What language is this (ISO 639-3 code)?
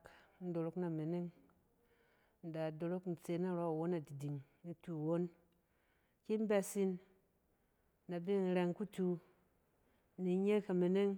cen